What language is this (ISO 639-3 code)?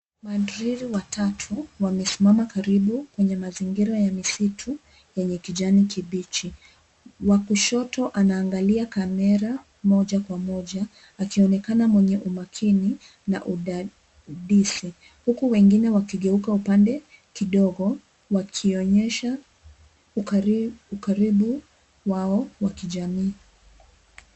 swa